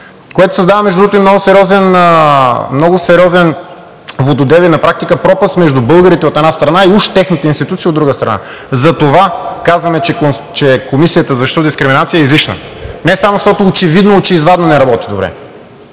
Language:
Bulgarian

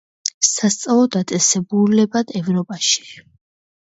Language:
Georgian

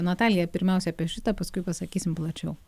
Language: Lithuanian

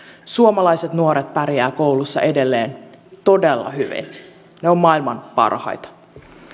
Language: Finnish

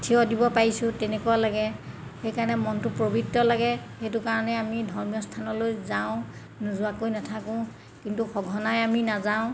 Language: Assamese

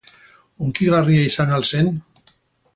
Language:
Basque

